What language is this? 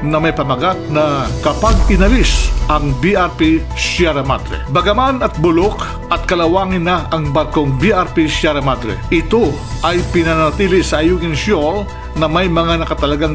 Filipino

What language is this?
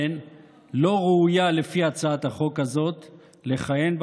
Hebrew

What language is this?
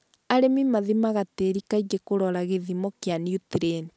Kikuyu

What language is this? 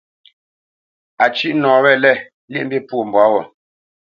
Bamenyam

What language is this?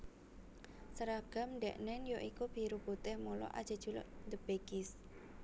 Javanese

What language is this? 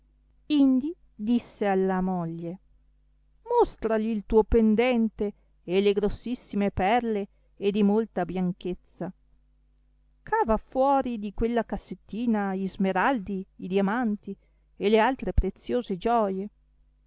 Italian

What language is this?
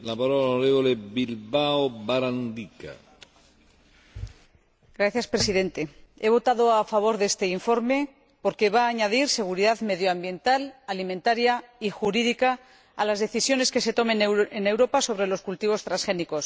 Spanish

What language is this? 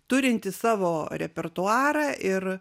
Lithuanian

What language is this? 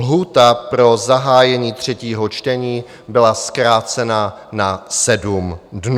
Czech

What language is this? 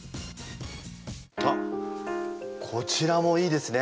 Japanese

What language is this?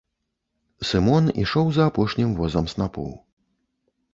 Belarusian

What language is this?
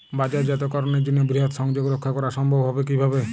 Bangla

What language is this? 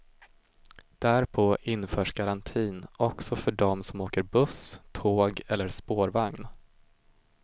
Swedish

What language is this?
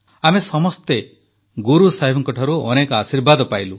Odia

